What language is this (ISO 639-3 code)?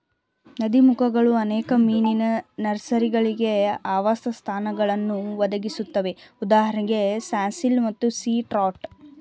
kan